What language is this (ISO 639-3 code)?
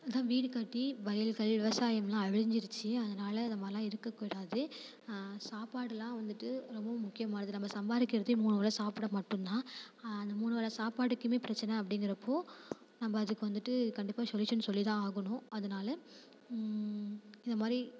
tam